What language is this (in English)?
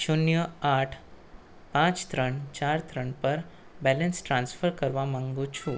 Gujarati